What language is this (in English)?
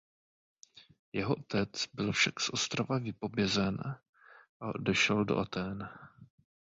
Czech